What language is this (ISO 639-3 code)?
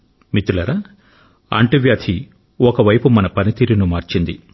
tel